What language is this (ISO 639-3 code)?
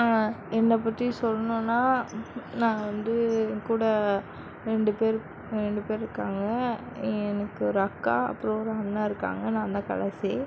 tam